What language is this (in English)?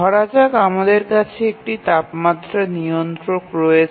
Bangla